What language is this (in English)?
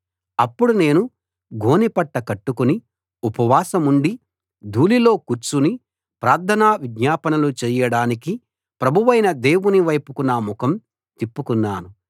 Telugu